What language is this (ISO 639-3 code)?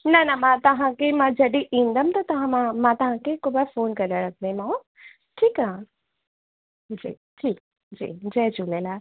snd